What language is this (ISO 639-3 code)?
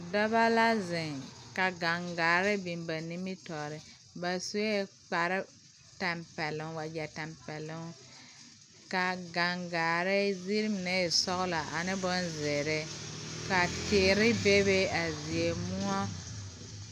dga